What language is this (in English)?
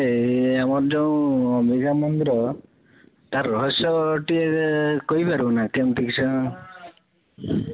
Odia